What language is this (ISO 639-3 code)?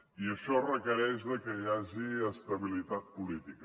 cat